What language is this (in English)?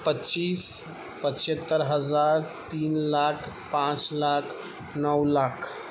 Urdu